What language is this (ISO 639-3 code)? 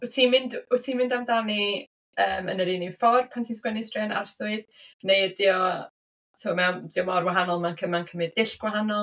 cym